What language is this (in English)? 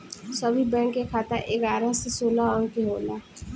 Bhojpuri